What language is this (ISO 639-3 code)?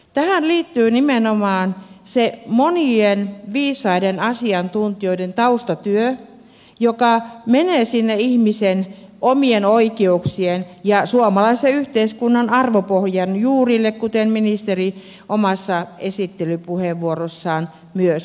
fin